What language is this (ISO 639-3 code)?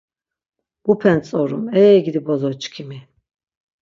lzz